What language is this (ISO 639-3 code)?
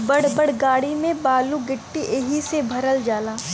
bho